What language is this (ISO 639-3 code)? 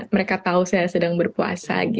ind